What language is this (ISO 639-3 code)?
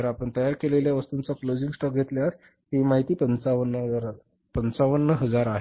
mar